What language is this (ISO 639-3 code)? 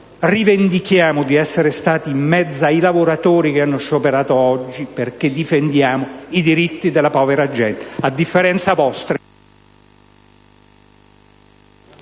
ita